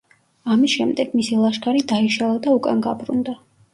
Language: Georgian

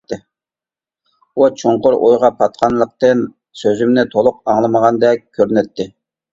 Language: Uyghur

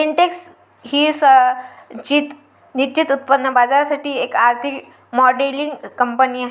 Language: Marathi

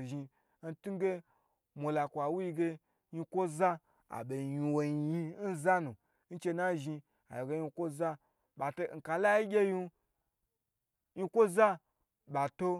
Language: Gbagyi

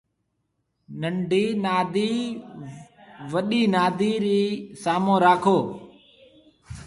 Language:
Marwari (Pakistan)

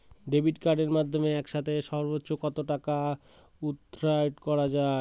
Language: Bangla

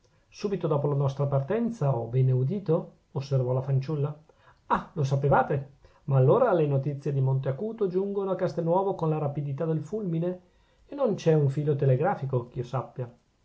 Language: Italian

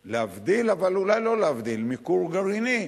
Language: Hebrew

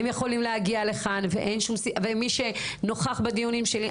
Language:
Hebrew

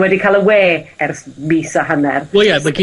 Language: Welsh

